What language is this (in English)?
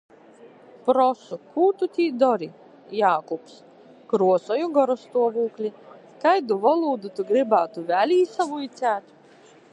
Latgalian